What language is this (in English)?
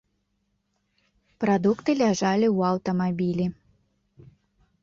Belarusian